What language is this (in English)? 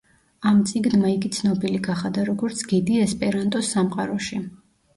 Georgian